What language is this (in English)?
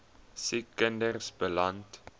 Afrikaans